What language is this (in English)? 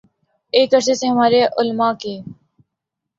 Urdu